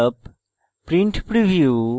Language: Bangla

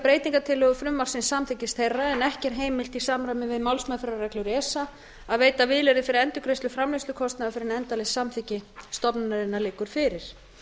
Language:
Icelandic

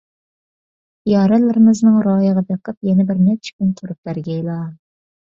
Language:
Uyghur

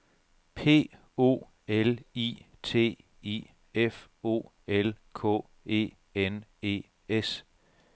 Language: Danish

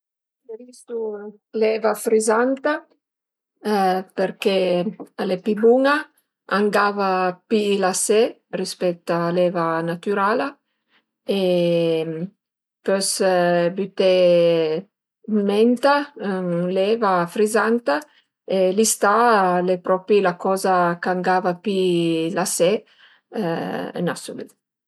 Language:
Piedmontese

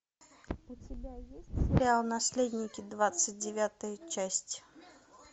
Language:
Russian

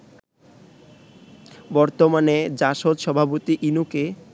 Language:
Bangla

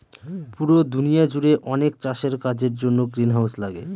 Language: Bangla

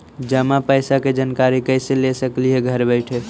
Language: Magahi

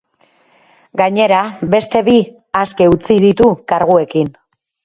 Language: Basque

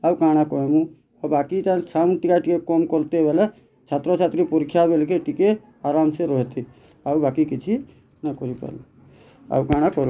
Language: Odia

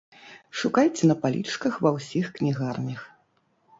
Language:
Belarusian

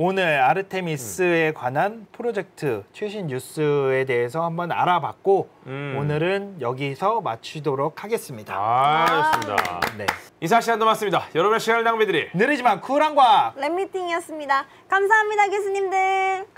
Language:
Korean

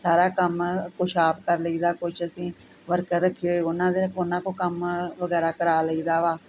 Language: Punjabi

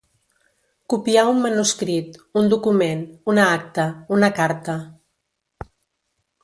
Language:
Catalan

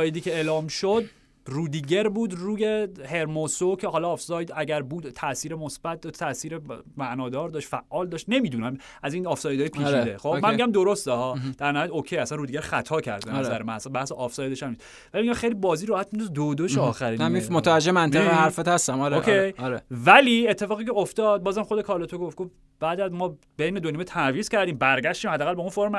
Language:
Persian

